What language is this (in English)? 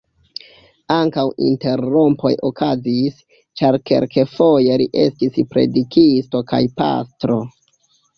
Esperanto